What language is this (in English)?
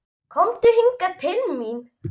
Icelandic